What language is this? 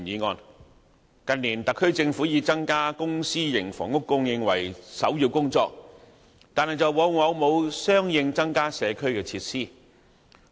Cantonese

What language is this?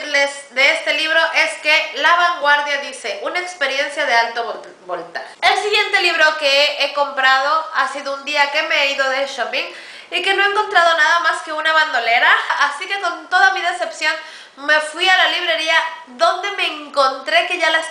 Spanish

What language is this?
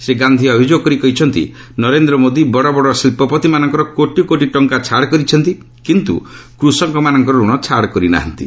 Odia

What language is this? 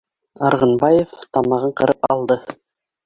Bashkir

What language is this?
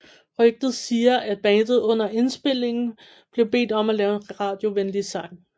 Danish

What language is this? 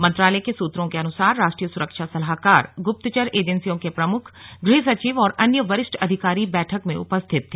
Hindi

